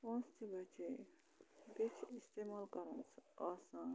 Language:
Kashmiri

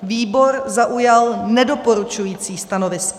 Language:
Czech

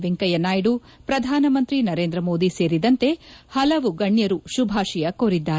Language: Kannada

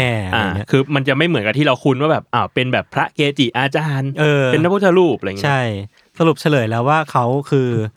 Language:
Thai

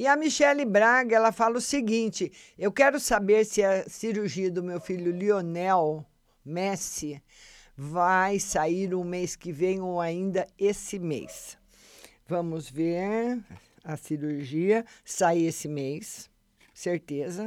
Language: Portuguese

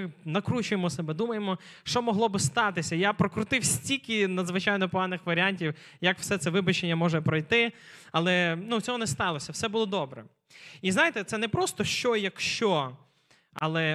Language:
Ukrainian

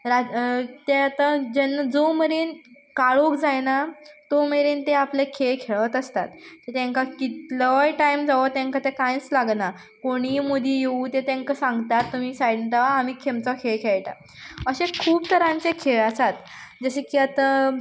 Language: Konkani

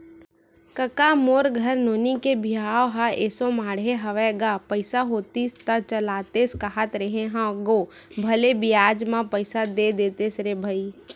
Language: Chhattisgarhi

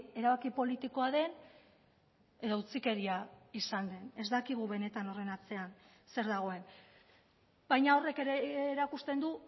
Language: Basque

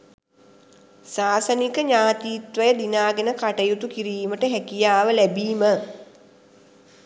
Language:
Sinhala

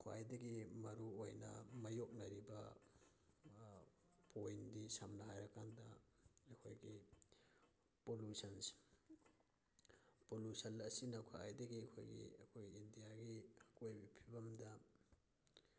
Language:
Manipuri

